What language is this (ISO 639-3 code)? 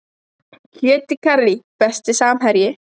isl